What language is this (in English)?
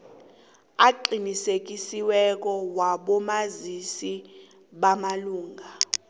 South Ndebele